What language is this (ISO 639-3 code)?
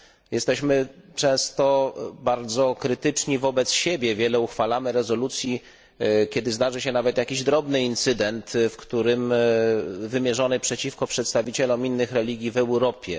pol